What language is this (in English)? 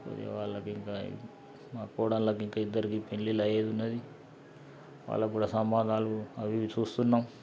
Telugu